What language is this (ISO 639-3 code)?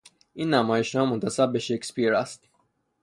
fas